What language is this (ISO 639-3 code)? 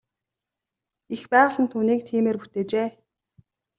mon